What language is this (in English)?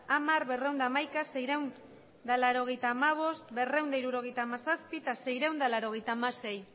Basque